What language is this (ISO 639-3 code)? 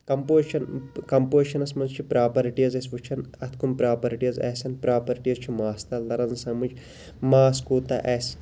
kas